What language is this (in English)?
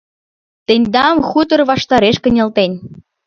Mari